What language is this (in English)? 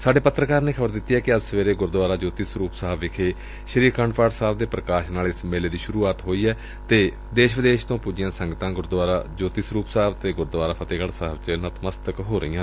Punjabi